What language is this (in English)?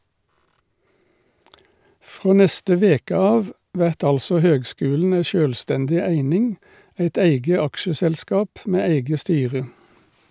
Norwegian